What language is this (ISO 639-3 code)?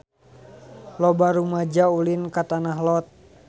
sun